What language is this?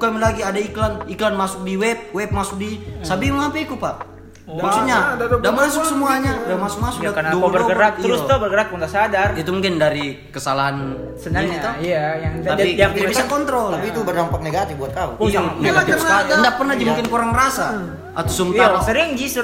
Indonesian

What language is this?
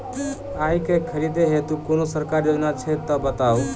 Maithili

